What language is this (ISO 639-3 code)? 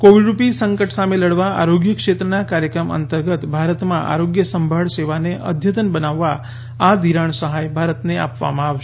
guj